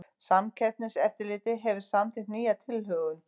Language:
Icelandic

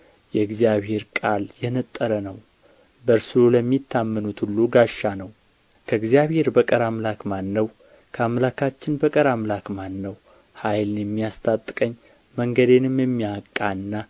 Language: Amharic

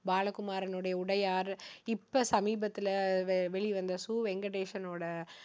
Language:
Tamil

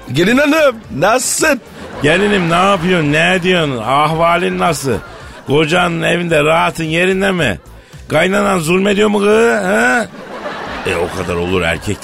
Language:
Turkish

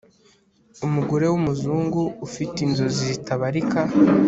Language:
Kinyarwanda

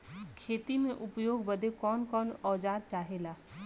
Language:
Bhojpuri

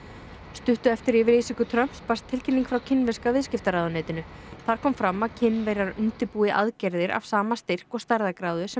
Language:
Icelandic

